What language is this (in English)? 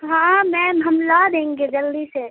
Urdu